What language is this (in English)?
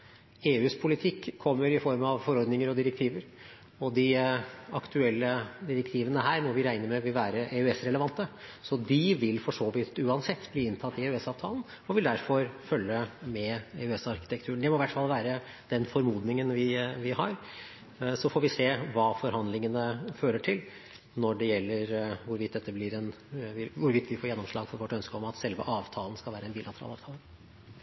Norwegian Bokmål